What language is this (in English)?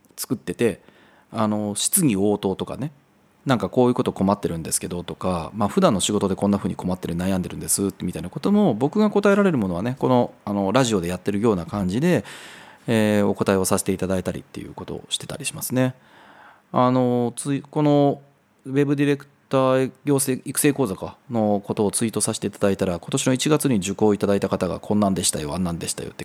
Japanese